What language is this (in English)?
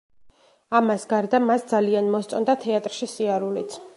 Georgian